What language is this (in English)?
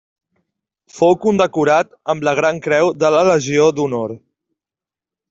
Catalan